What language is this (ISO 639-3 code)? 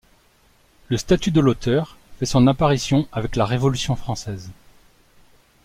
fra